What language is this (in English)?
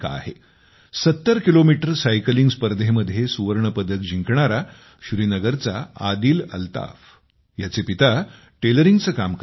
Marathi